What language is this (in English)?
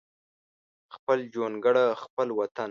Pashto